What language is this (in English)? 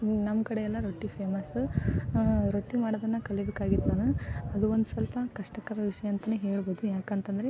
Kannada